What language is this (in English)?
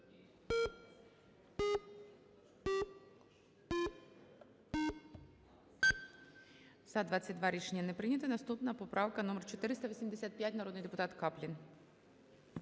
Ukrainian